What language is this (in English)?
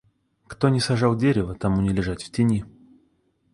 Russian